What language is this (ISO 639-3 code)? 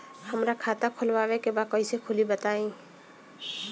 bho